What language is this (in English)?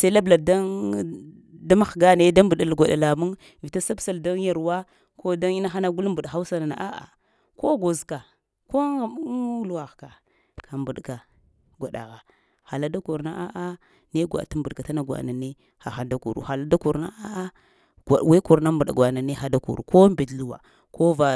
Lamang